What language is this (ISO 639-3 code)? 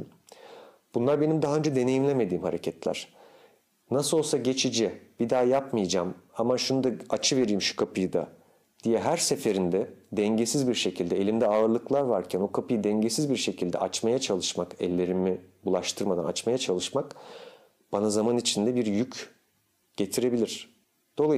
tur